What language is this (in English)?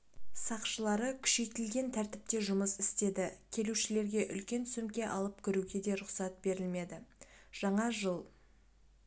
Kazakh